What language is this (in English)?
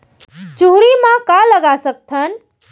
Chhattisgarhi